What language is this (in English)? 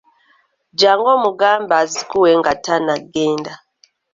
Ganda